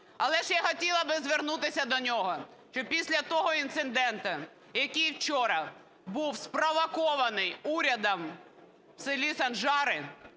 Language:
Ukrainian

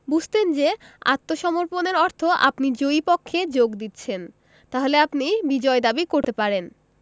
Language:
Bangla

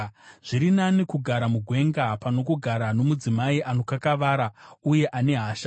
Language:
Shona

